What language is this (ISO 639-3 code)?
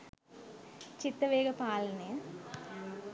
sin